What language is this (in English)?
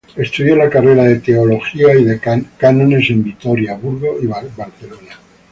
Spanish